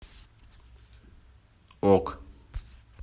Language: Russian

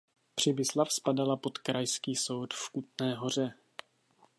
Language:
Czech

